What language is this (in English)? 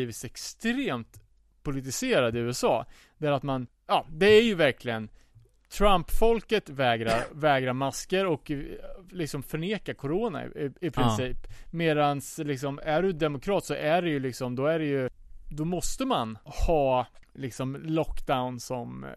Swedish